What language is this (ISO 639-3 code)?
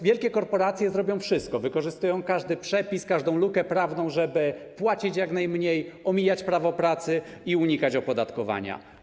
pol